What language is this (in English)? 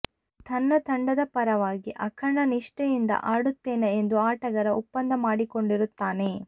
Kannada